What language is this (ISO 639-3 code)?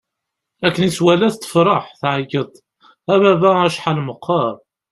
kab